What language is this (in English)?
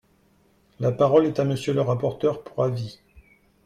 French